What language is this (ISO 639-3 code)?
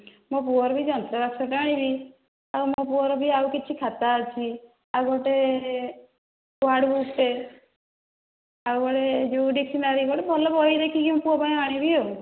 ori